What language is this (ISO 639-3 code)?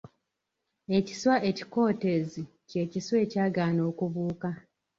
lug